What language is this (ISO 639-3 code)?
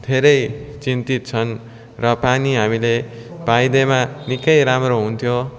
nep